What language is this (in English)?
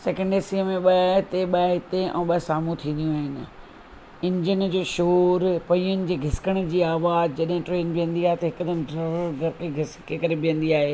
Sindhi